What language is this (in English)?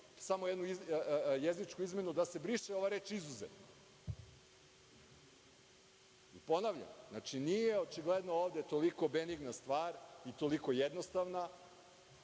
Serbian